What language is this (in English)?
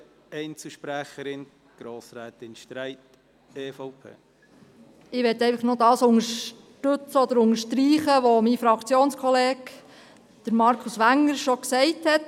Swiss German